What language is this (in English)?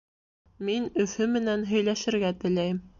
Bashkir